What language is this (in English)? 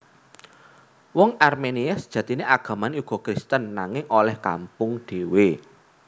Javanese